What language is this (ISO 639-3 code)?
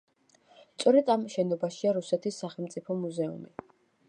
kat